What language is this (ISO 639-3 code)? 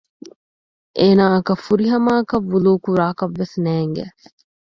div